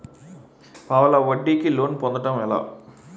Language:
Telugu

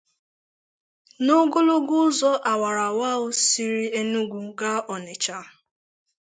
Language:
Igbo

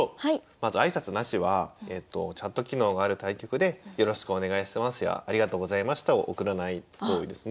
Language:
Japanese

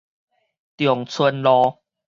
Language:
Min Nan Chinese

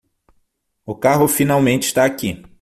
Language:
Portuguese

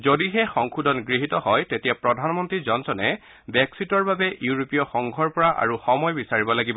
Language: Assamese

